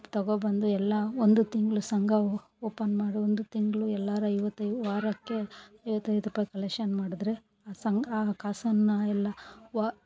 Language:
Kannada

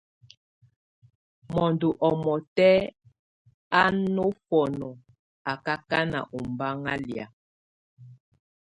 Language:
Tunen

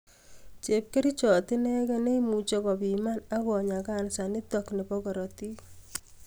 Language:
Kalenjin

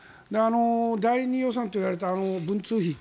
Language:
Japanese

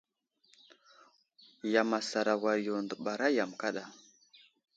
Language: Wuzlam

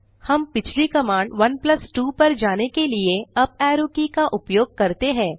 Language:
Hindi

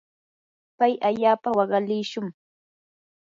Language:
Yanahuanca Pasco Quechua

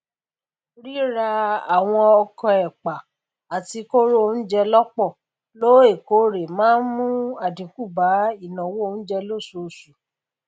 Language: Yoruba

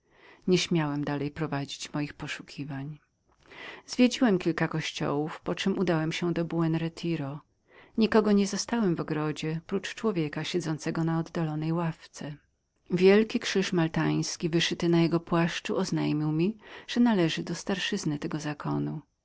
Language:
Polish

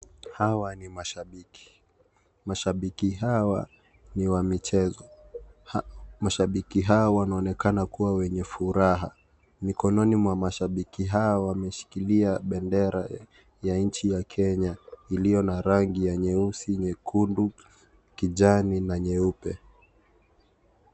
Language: Swahili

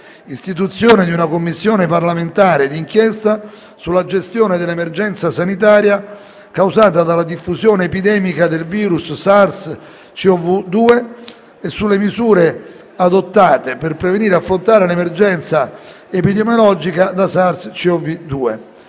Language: Italian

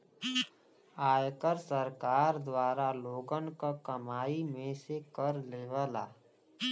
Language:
Bhojpuri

